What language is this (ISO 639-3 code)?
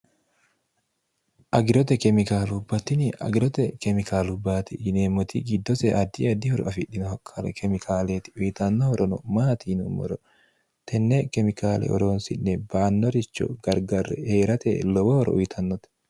sid